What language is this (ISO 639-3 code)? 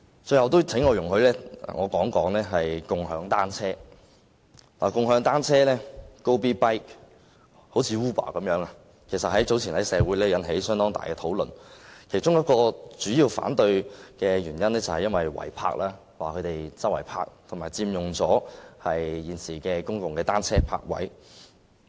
yue